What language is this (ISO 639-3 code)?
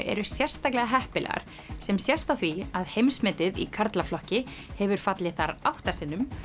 isl